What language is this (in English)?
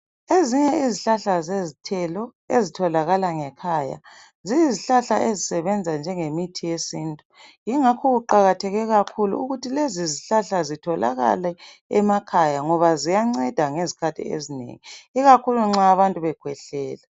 North Ndebele